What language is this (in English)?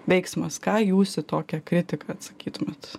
Lithuanian